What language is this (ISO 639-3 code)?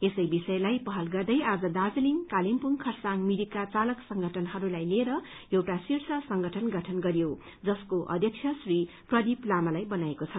nep